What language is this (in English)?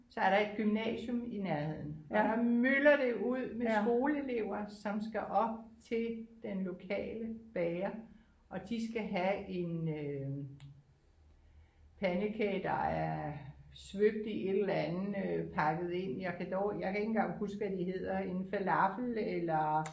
Danish